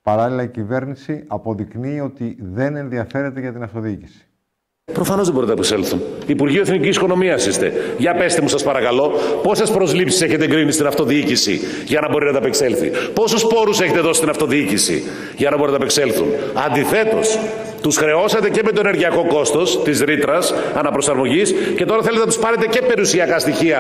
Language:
Greek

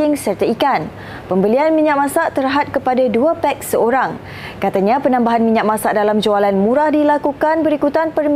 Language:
Malay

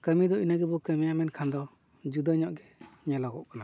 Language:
Santali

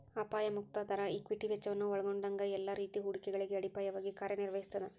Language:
Kannada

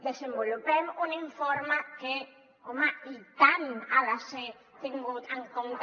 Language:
Catalan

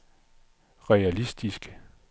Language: Danish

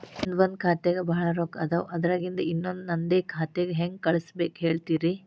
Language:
Kannada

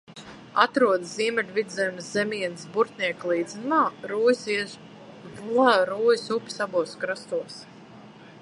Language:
Latvian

